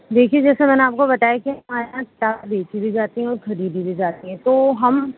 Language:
Urdu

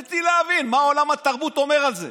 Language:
Hebrew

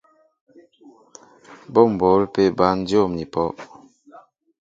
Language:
Mbo (Cameroon)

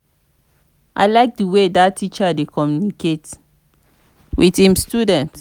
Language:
Nigerian Pidgin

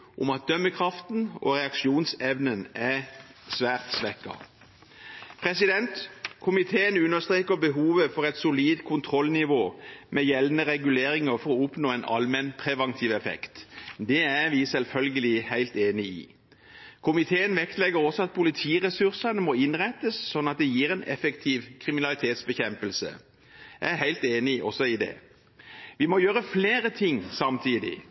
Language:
Norwegian Bokmål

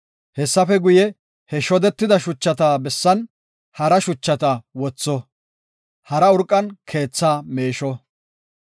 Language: Gofa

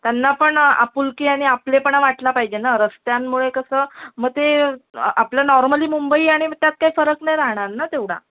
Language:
Marathi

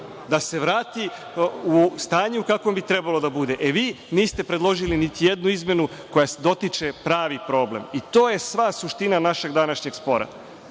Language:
Serbian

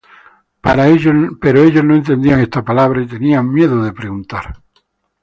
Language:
Spanish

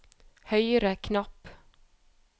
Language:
Norwegian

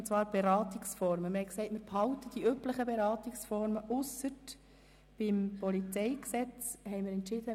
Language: Swiss German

